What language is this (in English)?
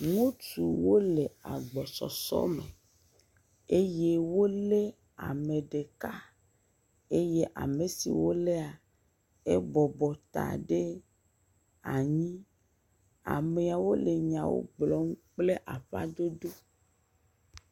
Ewe